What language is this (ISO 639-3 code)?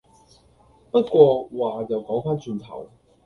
yue